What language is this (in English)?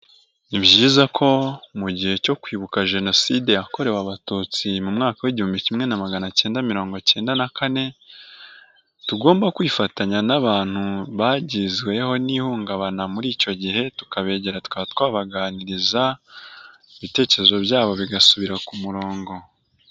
Kinyarwanda